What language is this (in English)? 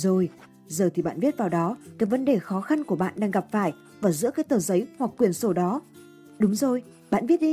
Vietnamese